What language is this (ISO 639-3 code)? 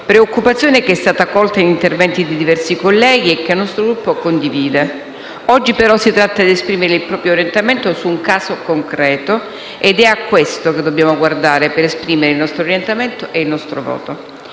ita